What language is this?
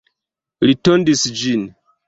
Esperanto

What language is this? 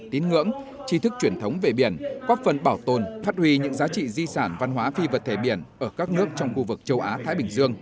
Vietnamese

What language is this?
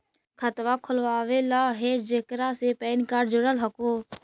Magahi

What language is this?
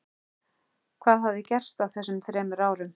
Icelandic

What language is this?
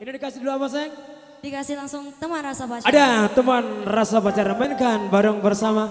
Indonesian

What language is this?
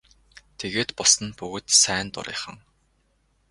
Mongolian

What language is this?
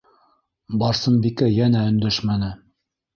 Bashkir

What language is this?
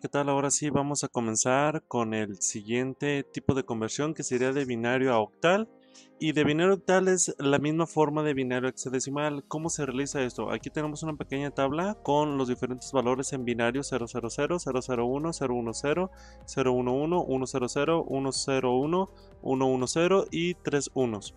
Spanish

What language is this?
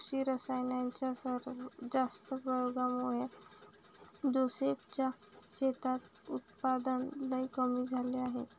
Marathi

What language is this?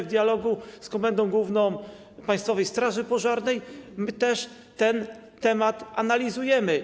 Polish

